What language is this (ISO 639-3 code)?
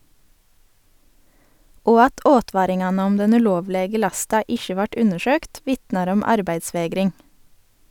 nor